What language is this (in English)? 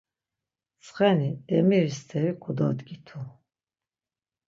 Laz